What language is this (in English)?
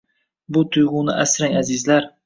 Uzbek